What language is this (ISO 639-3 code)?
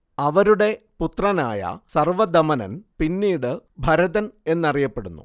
mal